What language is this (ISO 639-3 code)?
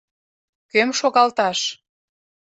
chm